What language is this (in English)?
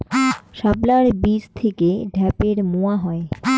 Bangla